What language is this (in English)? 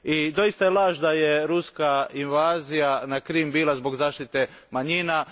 Croatian